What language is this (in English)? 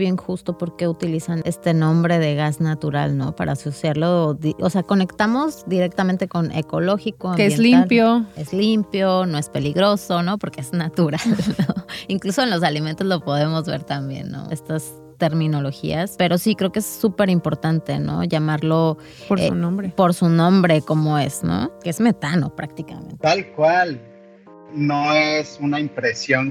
Spanish